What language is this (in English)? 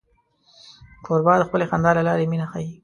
Pashto